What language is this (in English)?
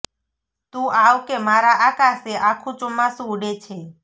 Gujarati